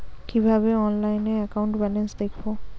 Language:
Bangla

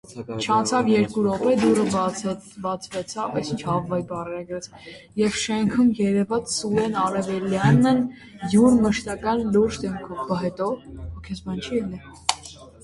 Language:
Armenian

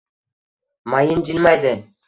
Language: Uzbek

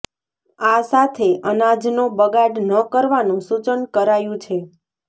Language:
Gujarati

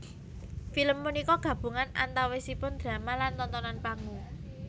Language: Javanese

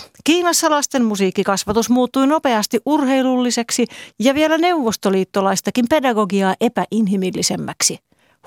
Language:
Finnish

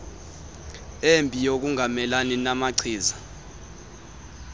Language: Xhosa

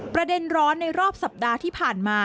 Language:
Thai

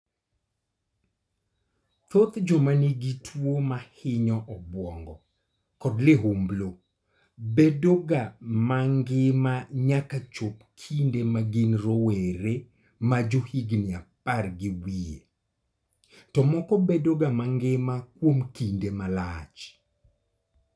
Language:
Luo (Kenya and Tanzania)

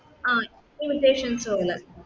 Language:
Malayalam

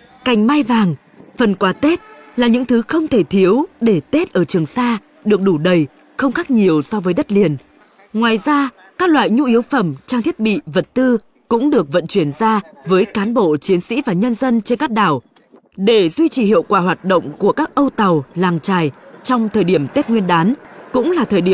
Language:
Vietnamese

